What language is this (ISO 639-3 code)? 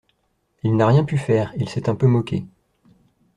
fra